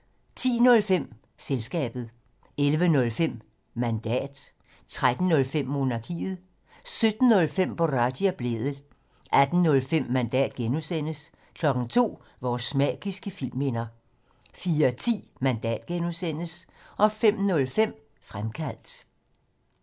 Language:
Danish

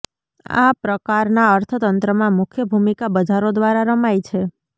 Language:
Gujarati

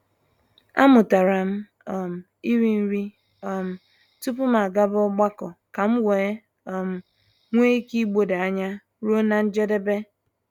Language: Igbo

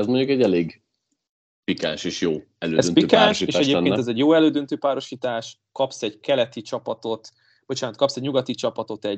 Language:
Hungarian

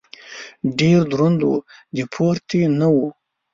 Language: Pashto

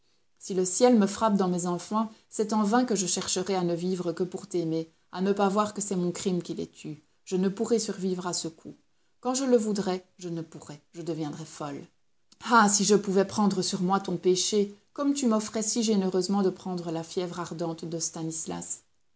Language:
French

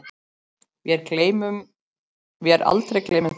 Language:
Icelandic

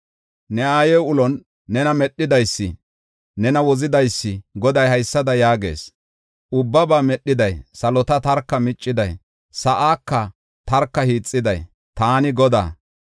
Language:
Gofa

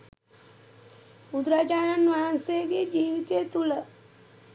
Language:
Sinhala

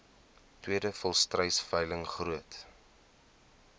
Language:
Afrikaans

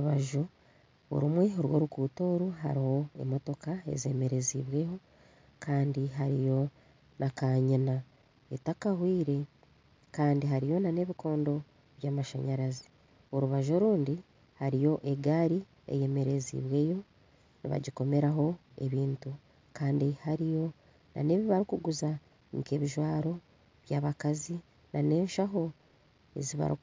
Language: Nyankole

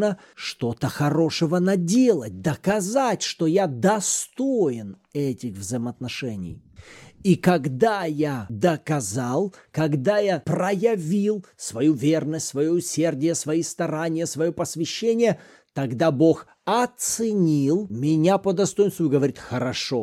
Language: Russian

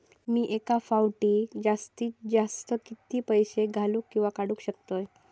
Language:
Marathi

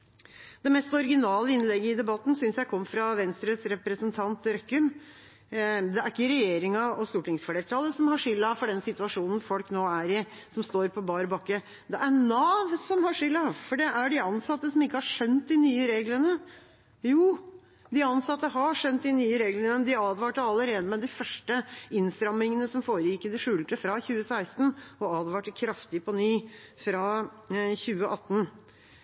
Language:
Norwegian Bokmål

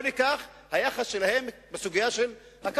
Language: Hebrew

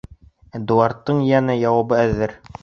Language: Bashkir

